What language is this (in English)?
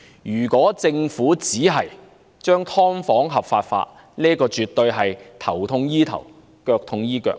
Cantonese